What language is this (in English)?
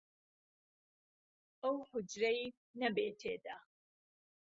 Central Kurdish